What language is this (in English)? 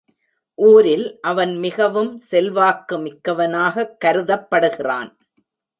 Tamil